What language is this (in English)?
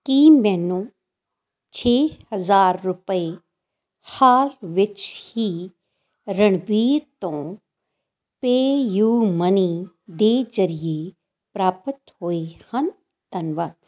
Punjabi